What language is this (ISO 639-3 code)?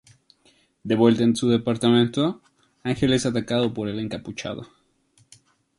spa